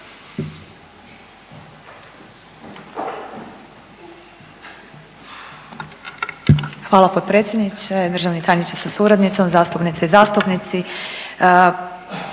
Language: Croatian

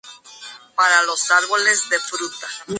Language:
Spanish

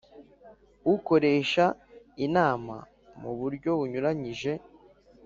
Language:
Kinyarwanda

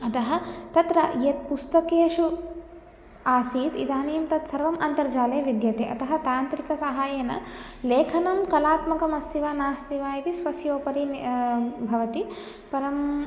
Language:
Sanskrit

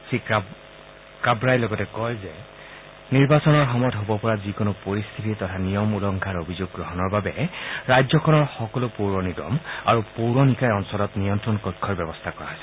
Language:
Assamese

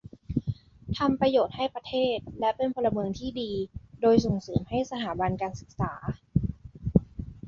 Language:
Thai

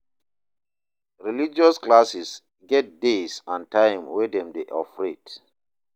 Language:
Nigerian Pidgin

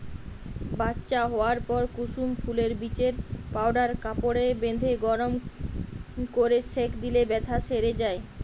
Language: Bangla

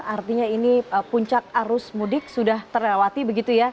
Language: Indonesian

